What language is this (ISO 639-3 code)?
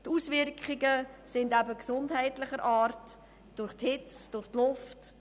gsw